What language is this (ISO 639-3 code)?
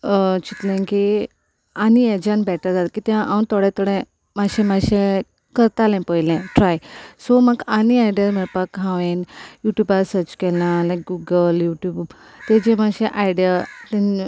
kok